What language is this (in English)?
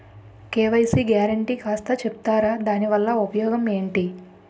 Telugu